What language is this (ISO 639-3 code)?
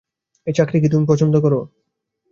ben